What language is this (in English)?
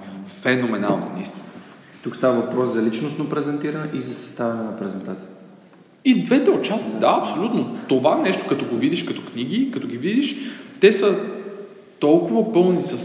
Bulgarian